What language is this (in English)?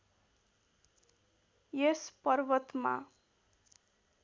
Nepali